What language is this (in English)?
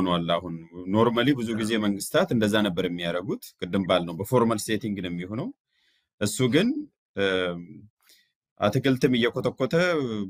Arabic